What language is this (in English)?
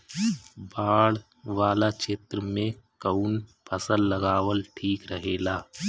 Bhojpuri